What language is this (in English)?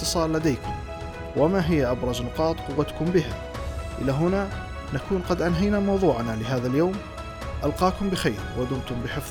Arabic